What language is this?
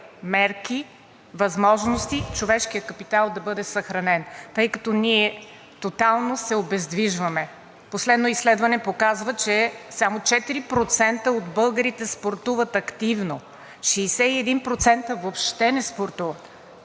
Bulgarian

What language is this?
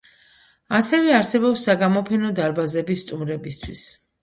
Georgian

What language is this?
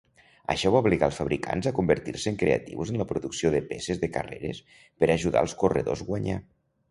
Catalan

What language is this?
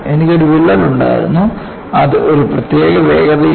Malayalam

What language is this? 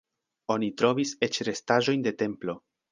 Esperanto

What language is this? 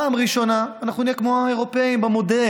Hebrew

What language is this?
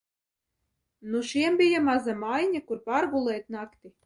Latvian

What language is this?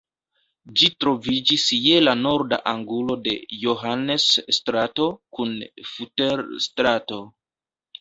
Esperanto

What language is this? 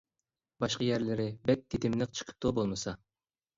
Uyghur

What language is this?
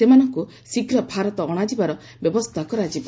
Odia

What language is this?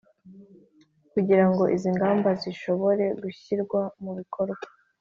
Kinyarwanda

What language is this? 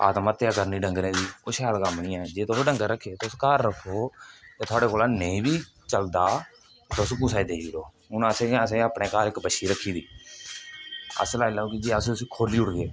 Dogri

